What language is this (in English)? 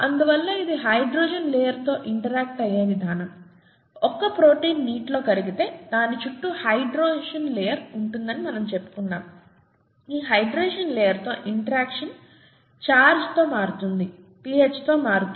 Telugu